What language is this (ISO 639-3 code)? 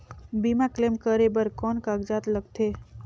hne